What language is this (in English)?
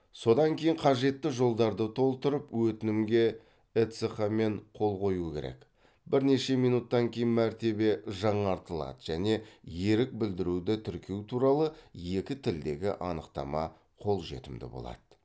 Kazakh